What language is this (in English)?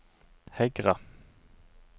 Norwegian